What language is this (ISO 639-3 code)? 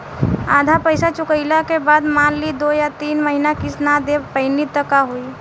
bho